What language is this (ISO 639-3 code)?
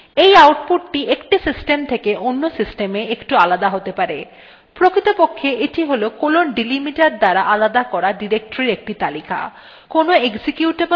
ben